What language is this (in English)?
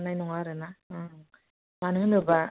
Bodo